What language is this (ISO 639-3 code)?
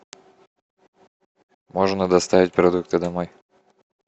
rus